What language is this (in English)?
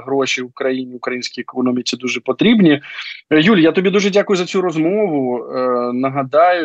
Ukrainian